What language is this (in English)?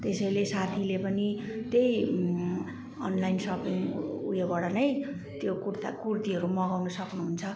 Nepali